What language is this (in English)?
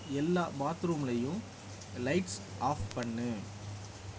Tamil